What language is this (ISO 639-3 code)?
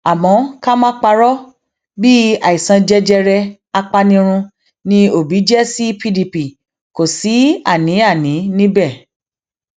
yor